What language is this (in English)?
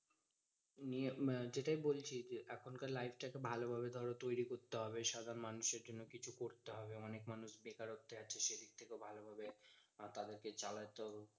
Bangla